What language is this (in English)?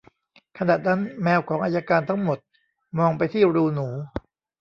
Thai